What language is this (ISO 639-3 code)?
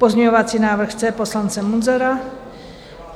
ces